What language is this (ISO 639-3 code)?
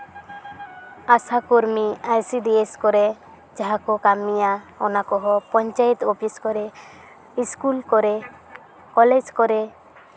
sat